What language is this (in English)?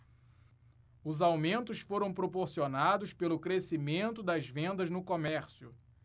Portuguese